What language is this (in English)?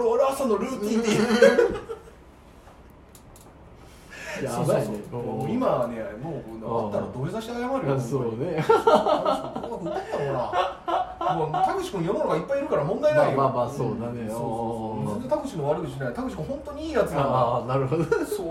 Japanese